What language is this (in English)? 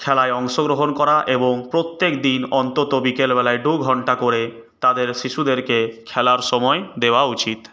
Bangla